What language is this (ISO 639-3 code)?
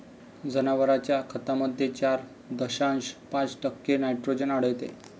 mar